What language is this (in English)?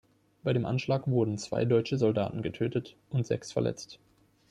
German